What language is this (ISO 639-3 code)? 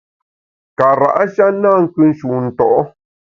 bax